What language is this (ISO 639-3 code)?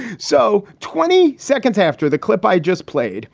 eng